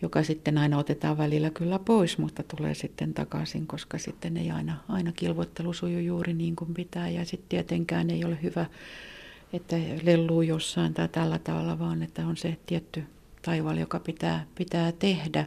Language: Finnish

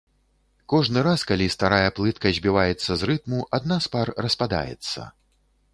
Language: Belarusian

